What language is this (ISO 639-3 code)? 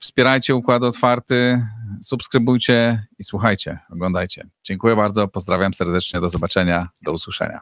pol